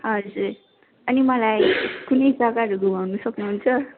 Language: Nepali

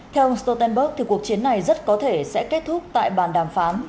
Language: Vietnamese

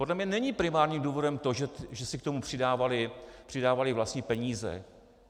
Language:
Czech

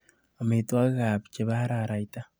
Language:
Kalenjin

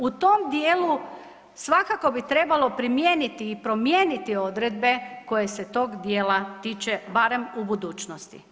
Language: Croatian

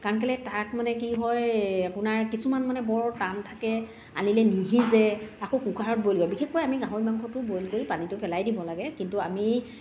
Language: Assamese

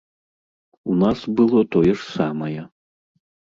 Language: Belarusian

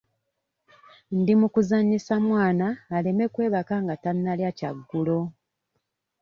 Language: Ganda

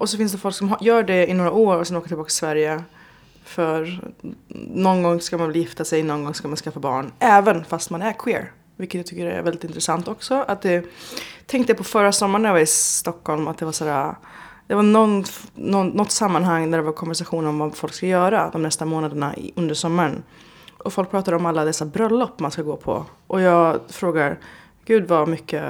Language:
Swedish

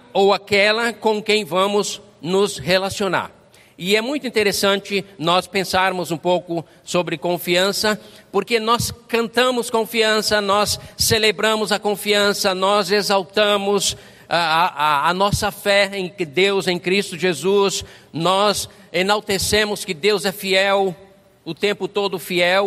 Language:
Portuguese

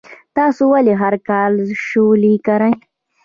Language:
Pashto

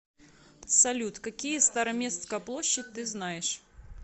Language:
Russian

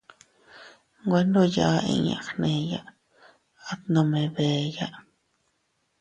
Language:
Teutila Cuicatec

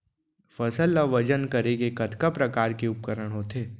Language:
Chhattisgarhi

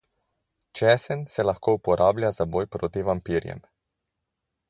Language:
Slovenian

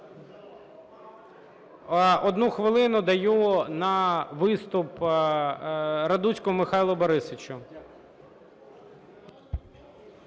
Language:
Ukrainian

